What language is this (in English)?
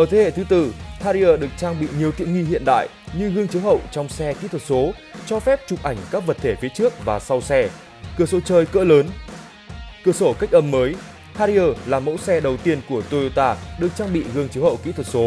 Vietnamese